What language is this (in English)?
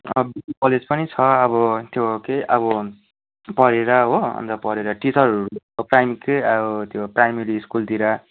Nepali